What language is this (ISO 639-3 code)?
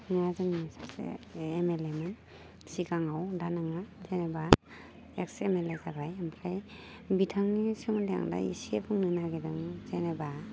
brx